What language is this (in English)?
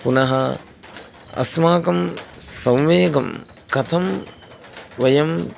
Sanskrit